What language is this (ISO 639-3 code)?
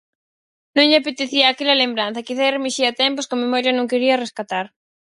glg